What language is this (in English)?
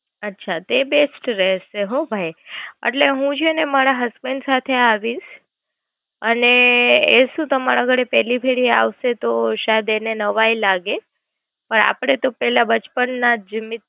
Gujarati